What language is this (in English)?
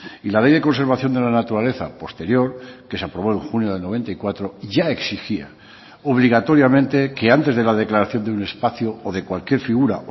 Spanish